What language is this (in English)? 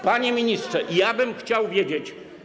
Polish